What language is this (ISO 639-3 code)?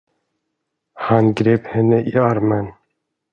swe